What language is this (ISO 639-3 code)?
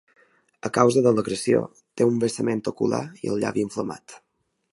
cat